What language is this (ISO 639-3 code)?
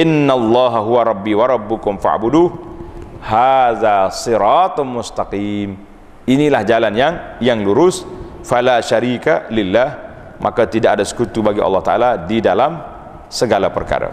msa